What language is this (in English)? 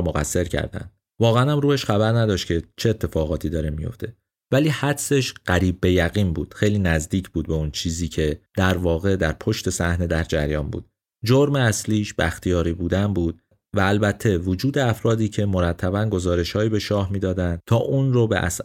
Persian